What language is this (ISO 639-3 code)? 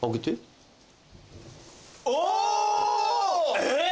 jpn